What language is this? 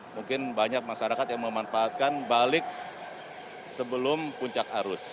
Indonesian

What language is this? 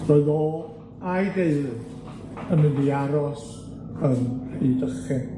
Welsh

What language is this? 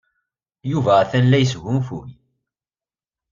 Kabyle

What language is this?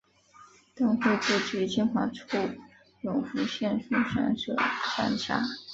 Chinese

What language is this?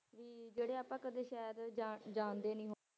Punjabi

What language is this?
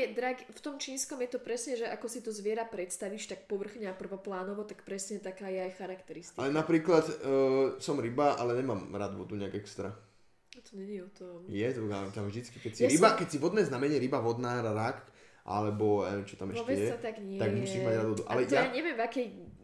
Slovak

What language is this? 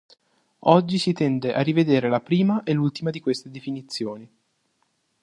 Italian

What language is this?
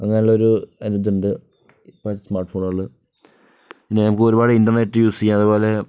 Malayalam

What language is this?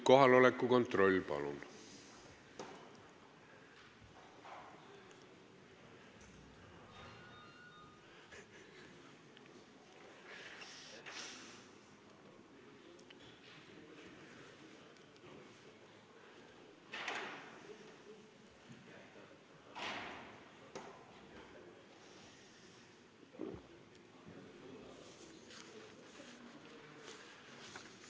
Estonian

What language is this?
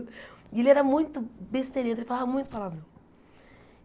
Portuguese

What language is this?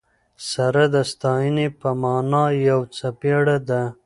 Pashto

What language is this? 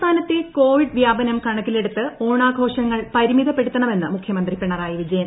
Malayalam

